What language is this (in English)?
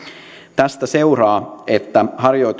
Finnish